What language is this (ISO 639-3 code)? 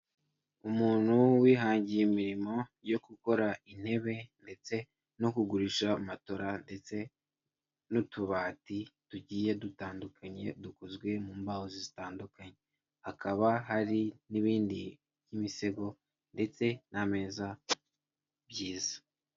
kin